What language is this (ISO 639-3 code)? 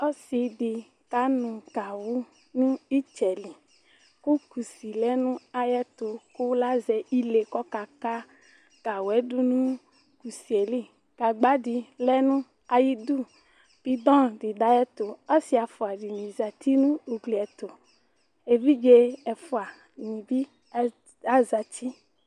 kpo